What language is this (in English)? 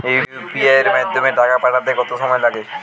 Bangla